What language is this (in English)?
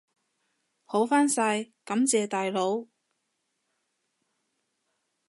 Cantonese